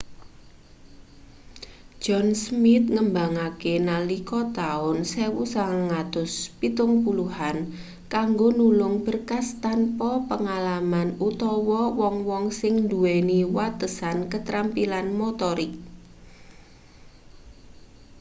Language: Javanese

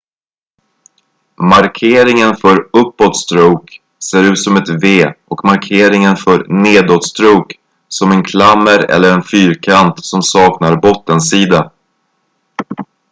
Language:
Swedish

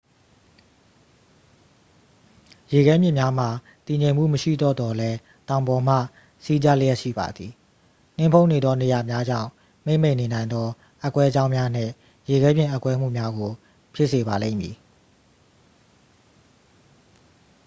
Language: Burmese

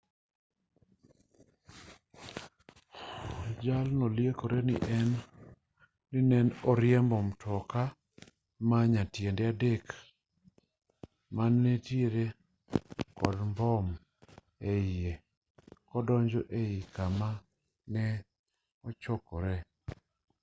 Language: Luo (Kenya and Tanzania)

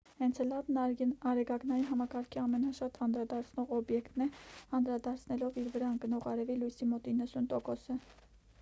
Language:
Armenian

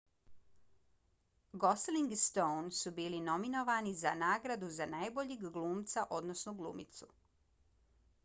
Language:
Bosnian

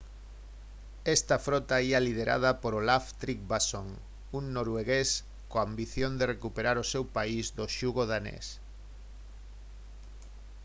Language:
Galician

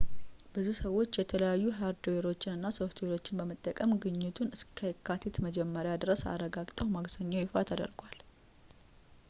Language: Amharic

